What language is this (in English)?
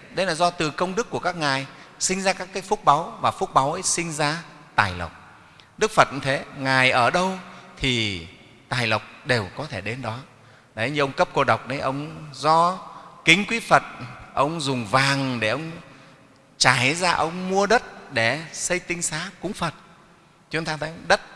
Vietnamese